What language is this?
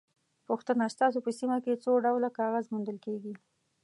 Pashto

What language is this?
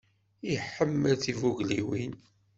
Kabyle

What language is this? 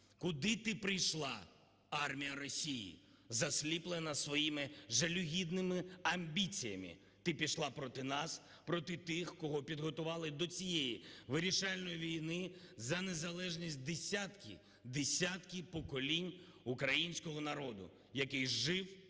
Ukrainian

